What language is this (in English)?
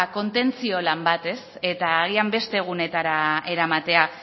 Basque